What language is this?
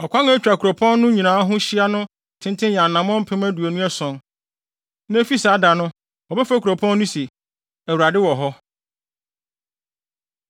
Akan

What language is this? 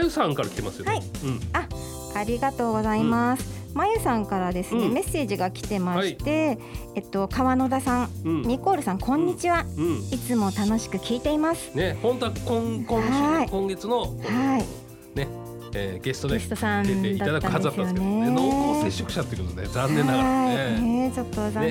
Japanese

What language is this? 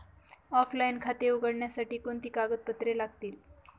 Marathi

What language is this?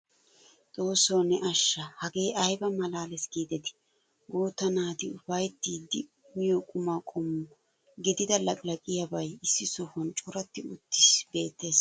Wolaytta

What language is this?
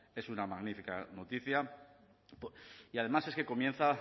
Spanish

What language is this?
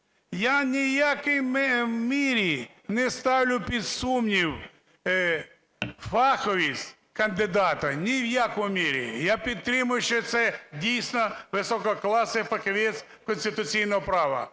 Ukrainian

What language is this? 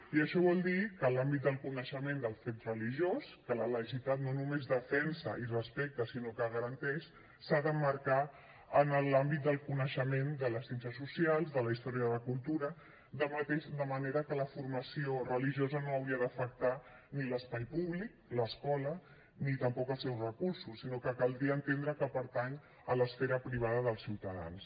Catalan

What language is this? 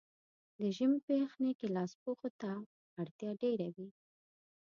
Pashto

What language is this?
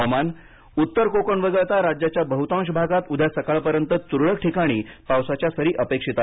Marathi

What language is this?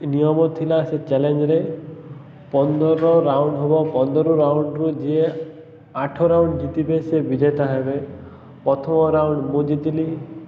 Odia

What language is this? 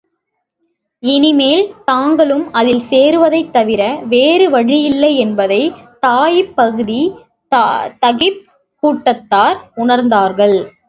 Tamil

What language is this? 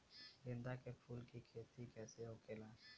Bhojpuri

